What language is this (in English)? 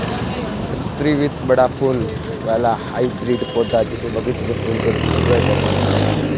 Hindi